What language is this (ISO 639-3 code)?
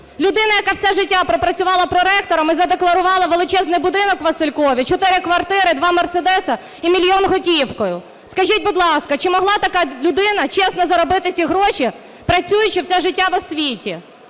ukr